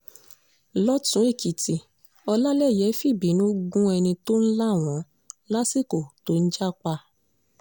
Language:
Yoruba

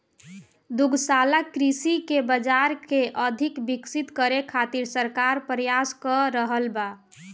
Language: Bhojpuri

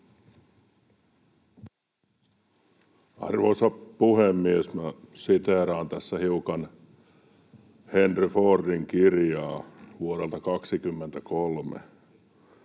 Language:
Finnish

